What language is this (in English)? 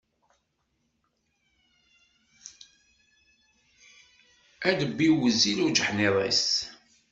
Kabyle